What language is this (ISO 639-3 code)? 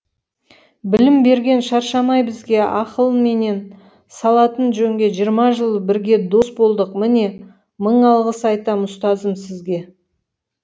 kaz